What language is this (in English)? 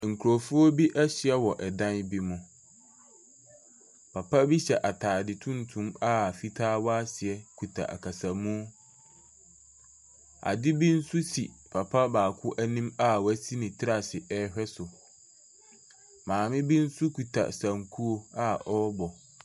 Akan